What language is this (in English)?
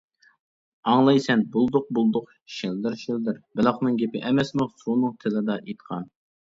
Uyghur